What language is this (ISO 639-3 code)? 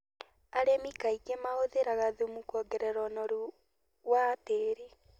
kik